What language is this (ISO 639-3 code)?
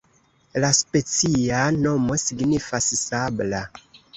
epo